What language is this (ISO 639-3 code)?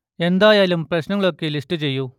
mal